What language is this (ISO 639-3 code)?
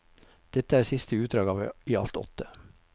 nor